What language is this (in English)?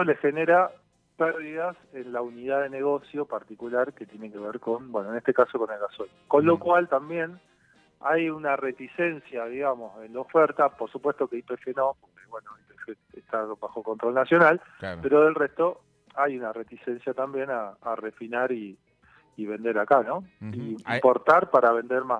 Spanish